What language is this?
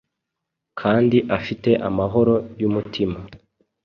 Kinyarwanda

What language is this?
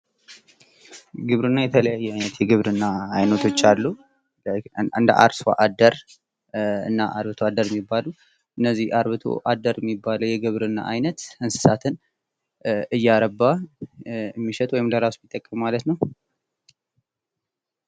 Amharic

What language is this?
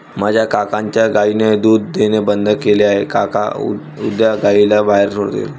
Marathi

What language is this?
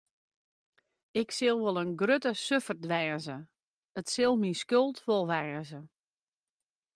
Western Frisian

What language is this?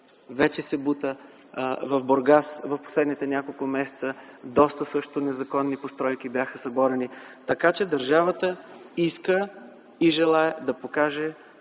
Bulgarian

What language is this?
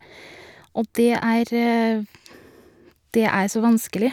Norwegian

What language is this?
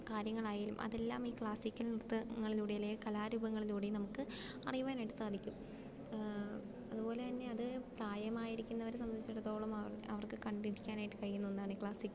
Malayalam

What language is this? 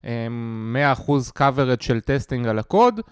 Hebrew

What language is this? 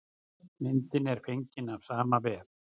Icelandic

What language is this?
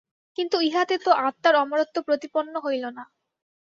Bangla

